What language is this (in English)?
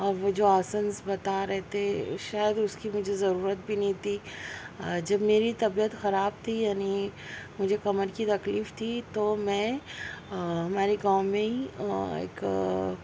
Urdu